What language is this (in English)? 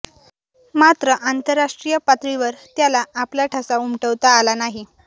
Marathi